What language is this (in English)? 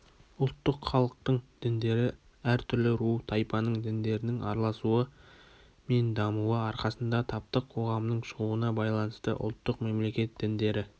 Kazakh